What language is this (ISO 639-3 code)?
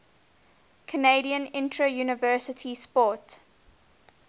eng